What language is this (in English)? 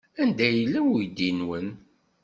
Kabyle